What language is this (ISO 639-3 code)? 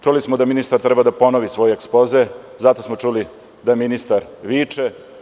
srp